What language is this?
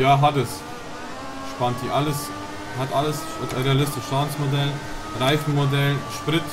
German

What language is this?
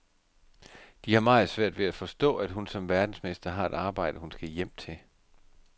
Danish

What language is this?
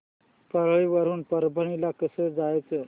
Marathi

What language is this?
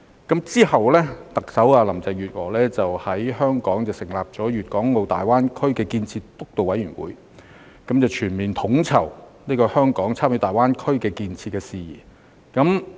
Cantonese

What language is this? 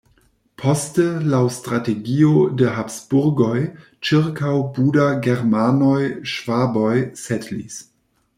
Esperanto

